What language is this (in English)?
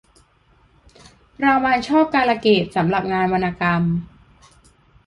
Thai